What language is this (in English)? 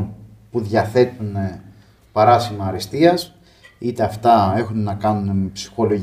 Greek